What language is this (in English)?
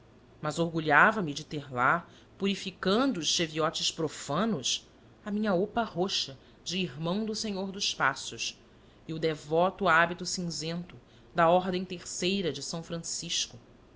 Portuguese